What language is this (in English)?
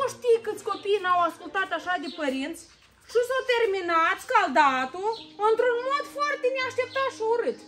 Romanian